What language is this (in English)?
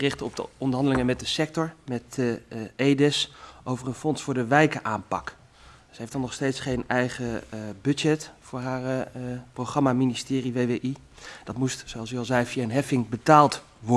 Dutch